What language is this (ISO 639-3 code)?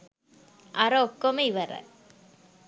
sin